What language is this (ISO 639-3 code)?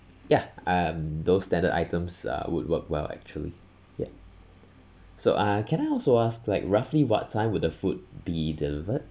eng